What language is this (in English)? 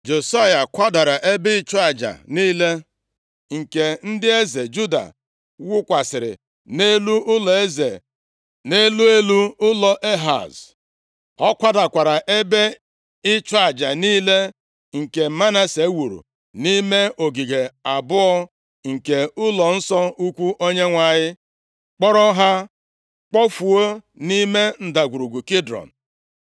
Igbo